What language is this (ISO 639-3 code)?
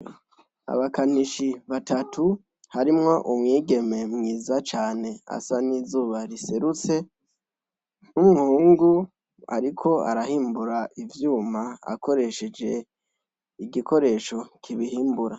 run